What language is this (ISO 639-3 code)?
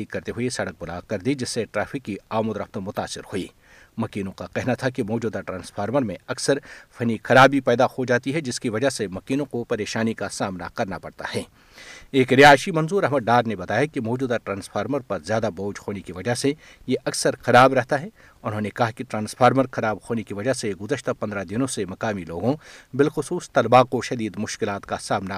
urd